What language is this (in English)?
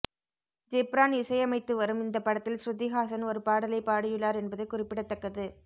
Tamil